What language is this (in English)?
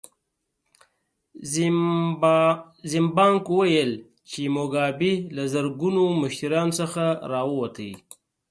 Pashto